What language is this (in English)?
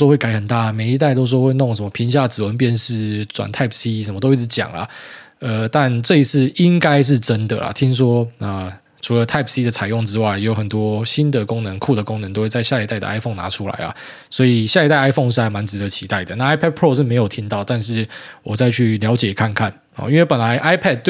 Chinese